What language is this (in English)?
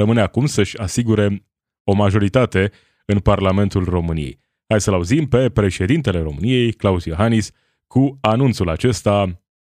Romanian